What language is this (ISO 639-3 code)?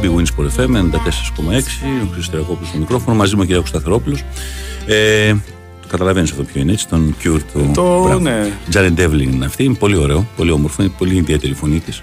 ell